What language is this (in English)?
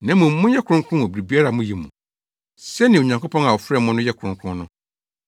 Akan